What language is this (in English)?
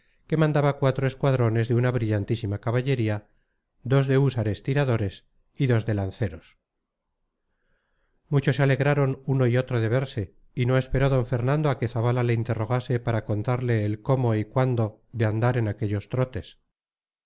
Spanish